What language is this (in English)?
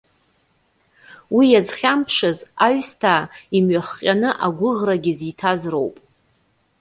Abkhazian